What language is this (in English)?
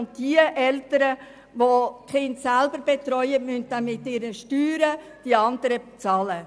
Swiss German